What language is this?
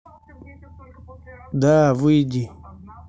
Russian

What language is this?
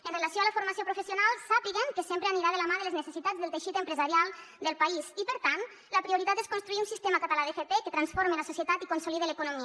Catalan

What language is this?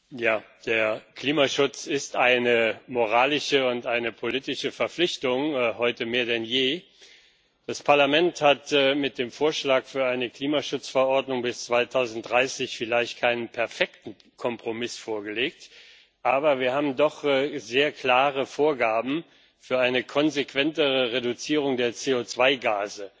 German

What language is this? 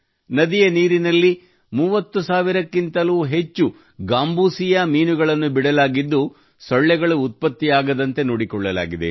Kannada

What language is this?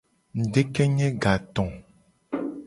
Gen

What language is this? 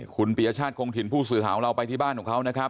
Thai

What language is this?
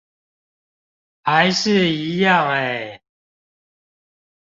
Chinese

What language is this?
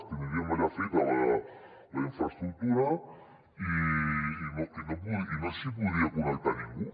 Catalan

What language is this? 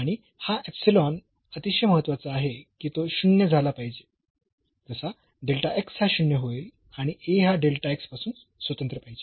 Marathi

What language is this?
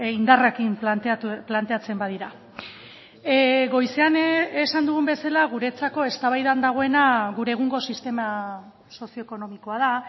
Basque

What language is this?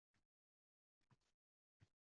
Uzbek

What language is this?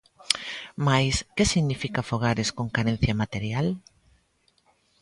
Galician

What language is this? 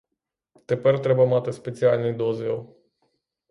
Ukrainian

